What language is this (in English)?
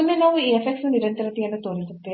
Kannada